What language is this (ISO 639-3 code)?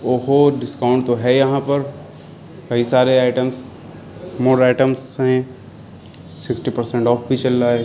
urd